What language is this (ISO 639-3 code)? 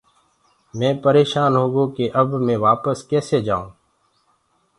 ggg